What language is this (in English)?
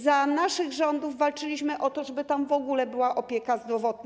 Polish